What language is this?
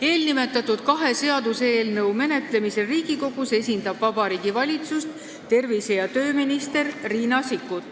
Estonian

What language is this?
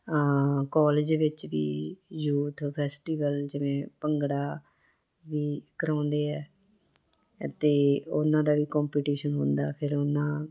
Punjabi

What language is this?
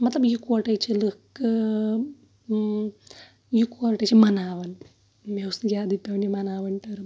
Kashmiri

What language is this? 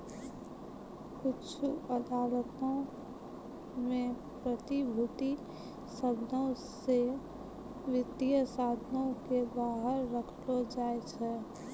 Maithili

